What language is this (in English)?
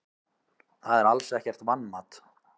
Icelandic